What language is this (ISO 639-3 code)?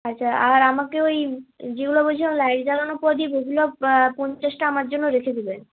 ben